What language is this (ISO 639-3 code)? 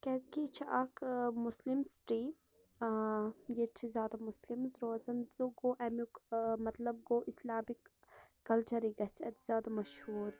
kas